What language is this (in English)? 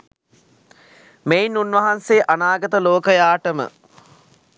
Sinhala